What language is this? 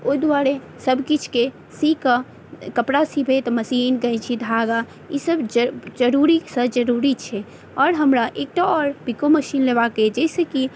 Maithili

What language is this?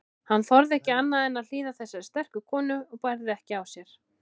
Icelandic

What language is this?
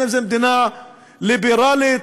Hebrew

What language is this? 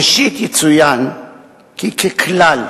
Hebrew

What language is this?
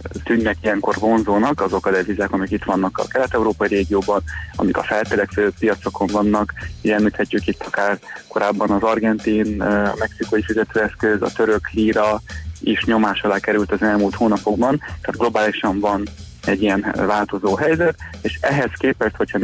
Hungarian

